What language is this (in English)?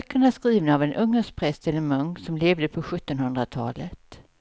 Swedish